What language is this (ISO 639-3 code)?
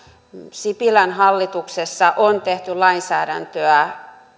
fin